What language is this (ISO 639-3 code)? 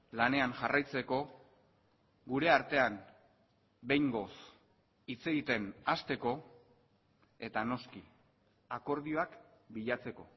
eus